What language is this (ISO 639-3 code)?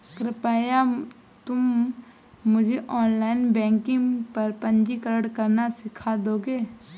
hin